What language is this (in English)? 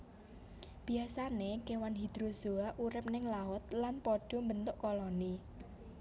Javanese